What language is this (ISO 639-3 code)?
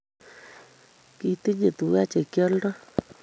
kln